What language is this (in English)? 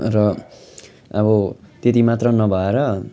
Nepali